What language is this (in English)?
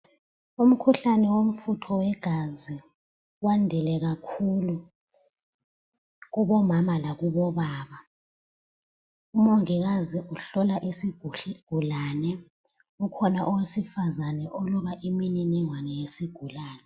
North Ndebele